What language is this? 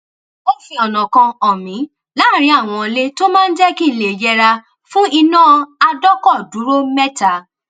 Yoruba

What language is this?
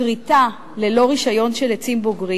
Hebrew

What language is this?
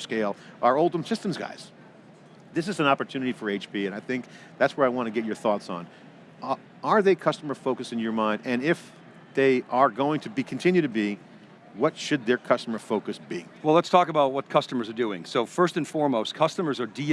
English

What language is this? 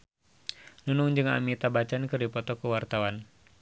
Sundanese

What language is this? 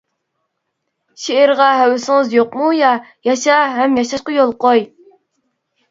Uyghur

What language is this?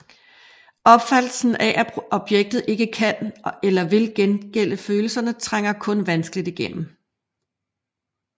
Danish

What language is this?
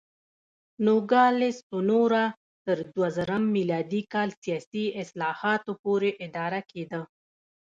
Pashto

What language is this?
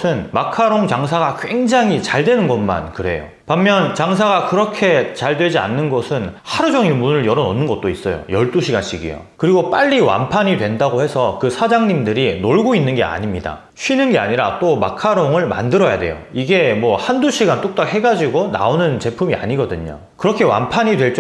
Korean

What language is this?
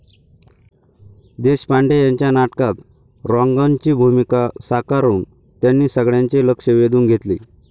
Marathi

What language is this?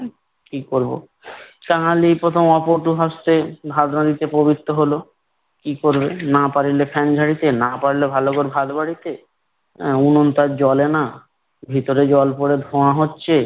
Bangla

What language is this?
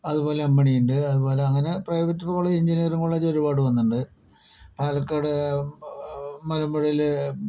Malayalam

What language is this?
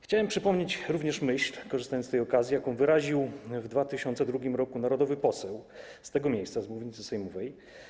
Polish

